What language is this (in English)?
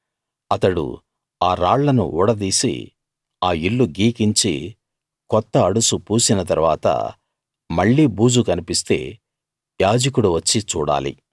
Telugu